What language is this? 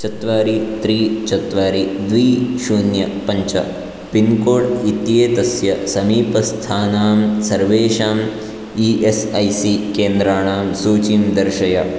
Sanskrit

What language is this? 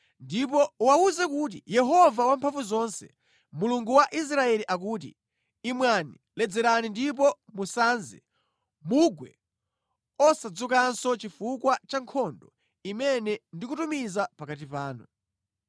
Nyanja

